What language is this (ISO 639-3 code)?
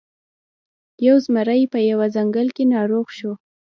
pus